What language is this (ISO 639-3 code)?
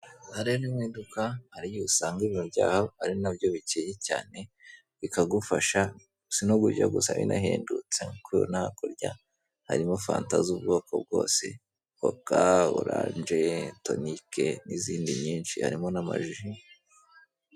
kin